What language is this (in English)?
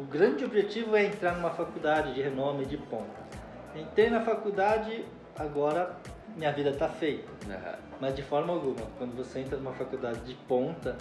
Portuguese